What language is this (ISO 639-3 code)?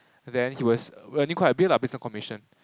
eng